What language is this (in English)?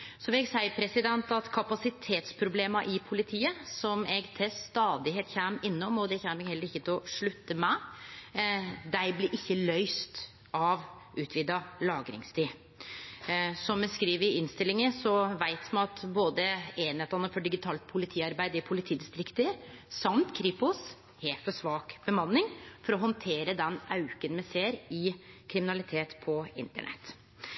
Norwegian Nynorsk